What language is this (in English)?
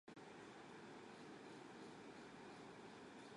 Arabic